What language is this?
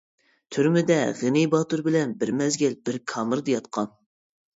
Uyghur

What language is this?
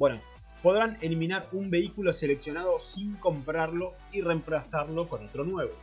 Spanish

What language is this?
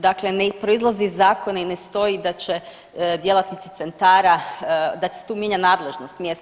Croatian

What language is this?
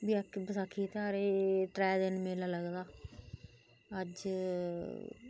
Dogri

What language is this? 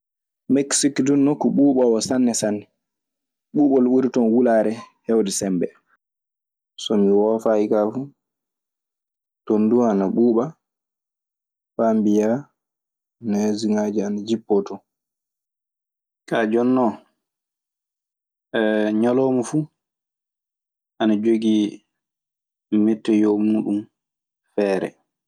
Maasina Fulfulde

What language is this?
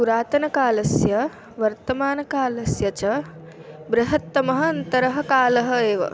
Sanskrit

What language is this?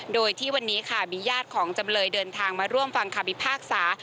Thai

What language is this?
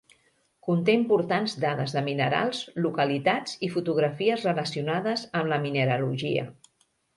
Catalan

